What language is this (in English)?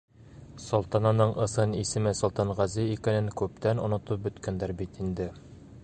Bashkir